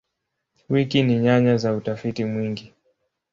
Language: Swahili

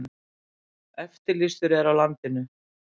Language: Icelandic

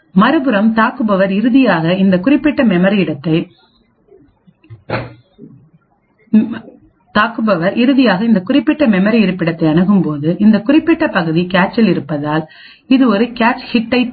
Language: Tamil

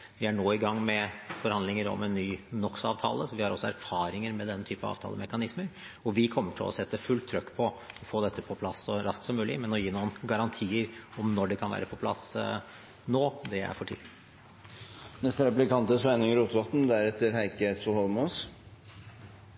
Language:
Norwegian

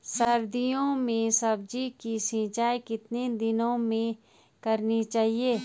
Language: Hindi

